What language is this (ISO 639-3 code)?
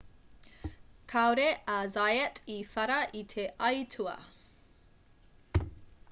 mri